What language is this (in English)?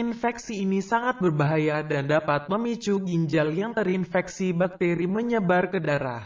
Indonesian